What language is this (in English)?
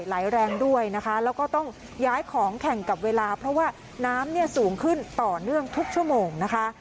Thai